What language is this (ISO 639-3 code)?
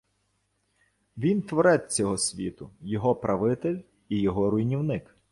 ukr